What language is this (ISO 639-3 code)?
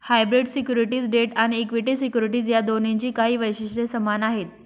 mar